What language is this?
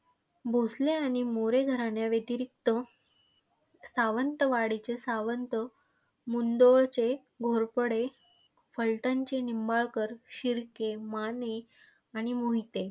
Marathi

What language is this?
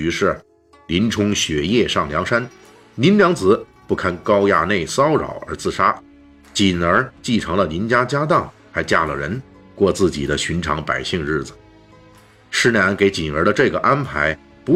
Chinese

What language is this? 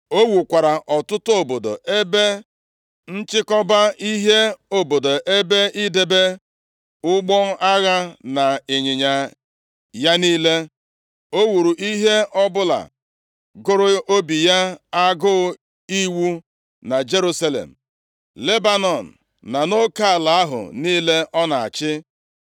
Igbo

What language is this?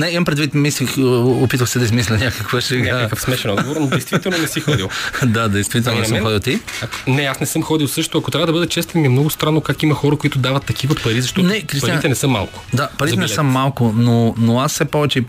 Bulgarian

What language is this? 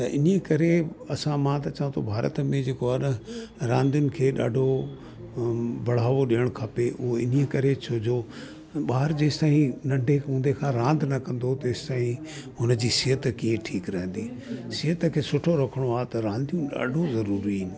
Sindhi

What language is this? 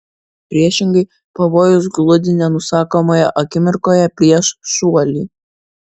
Lithuanian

